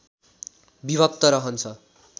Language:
Nepali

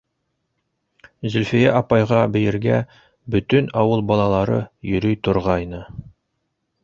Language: Bashkir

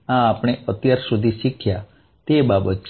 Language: Gujarati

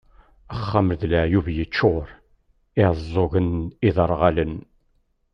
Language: Kabyle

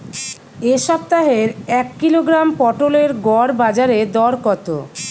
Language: Bangla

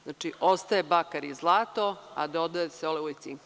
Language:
Serbian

